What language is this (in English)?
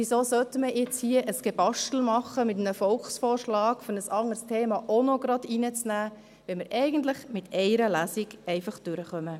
Swiss German